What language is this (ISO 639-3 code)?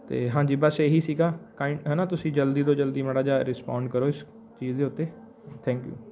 pan